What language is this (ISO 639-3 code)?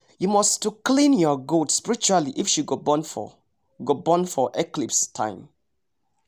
pcm